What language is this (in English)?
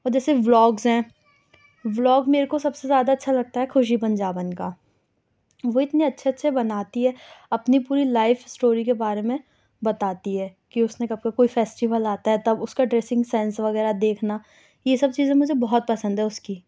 Urdu